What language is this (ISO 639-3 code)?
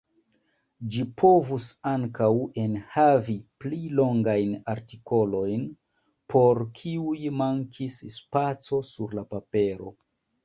epo